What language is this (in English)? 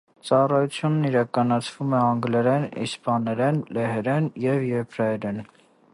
Armenian